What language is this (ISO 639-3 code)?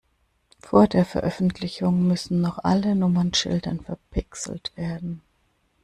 deu